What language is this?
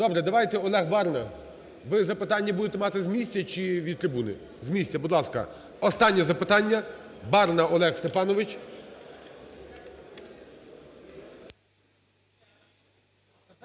Ukrainian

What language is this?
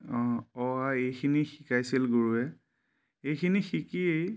Assamese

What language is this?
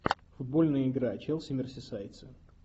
Russian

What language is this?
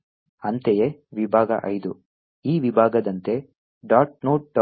Kannada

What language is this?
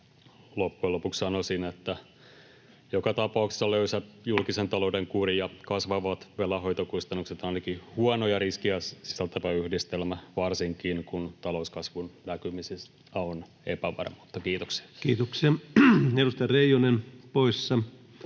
Finnish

